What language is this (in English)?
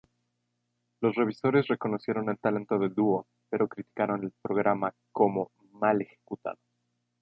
Spanish